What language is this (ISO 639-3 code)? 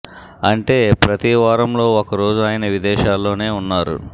tel